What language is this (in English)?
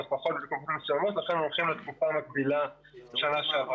Hebrew